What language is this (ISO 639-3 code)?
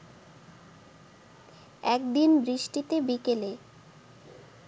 ben